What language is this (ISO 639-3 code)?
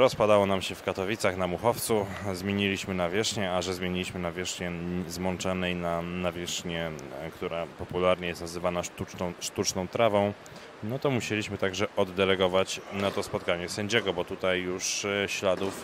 pol